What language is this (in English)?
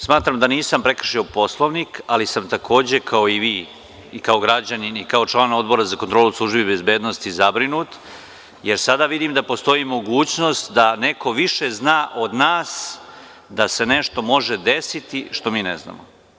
Serbian